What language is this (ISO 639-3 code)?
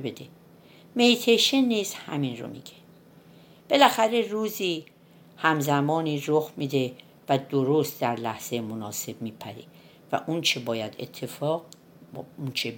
fas